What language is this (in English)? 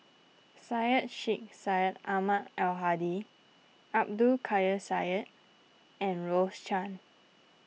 English